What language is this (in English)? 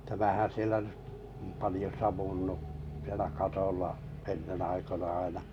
Finnish